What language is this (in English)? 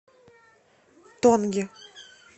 Russian